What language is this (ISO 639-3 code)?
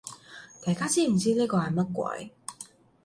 yue